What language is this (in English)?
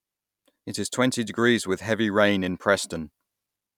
English